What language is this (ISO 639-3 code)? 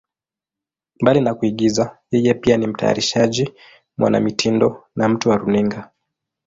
swa